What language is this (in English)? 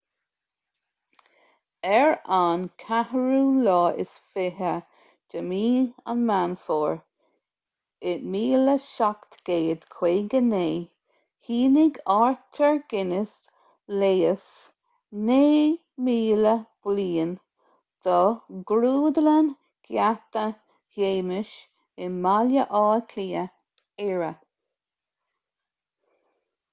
Irish